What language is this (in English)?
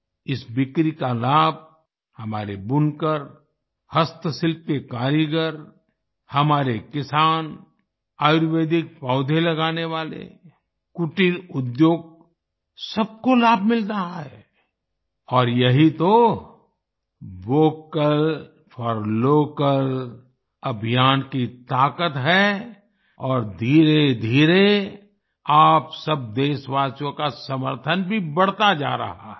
Hindi